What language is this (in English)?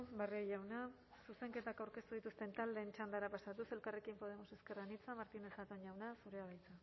Basque